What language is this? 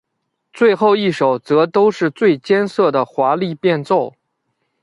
Chinese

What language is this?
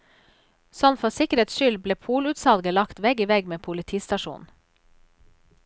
Norwegian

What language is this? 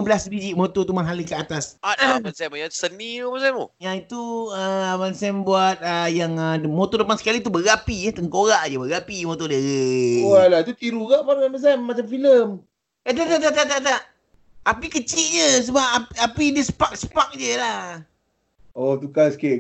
Malay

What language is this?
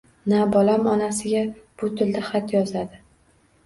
Uzbek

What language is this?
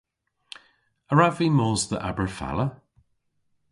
Cornish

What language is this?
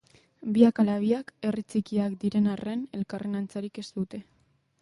Basque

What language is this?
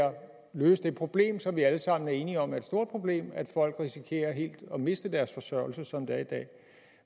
Danish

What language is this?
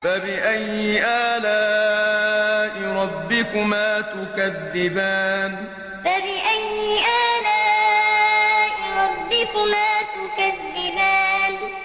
Arabic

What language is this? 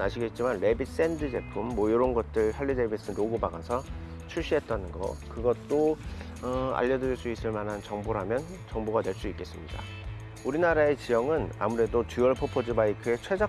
Korean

